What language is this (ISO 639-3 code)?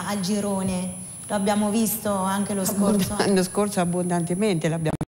ita